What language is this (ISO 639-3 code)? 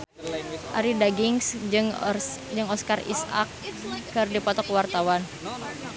sun